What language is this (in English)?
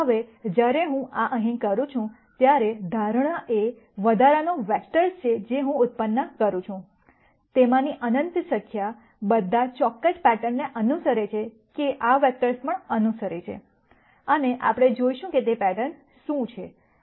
Gujarati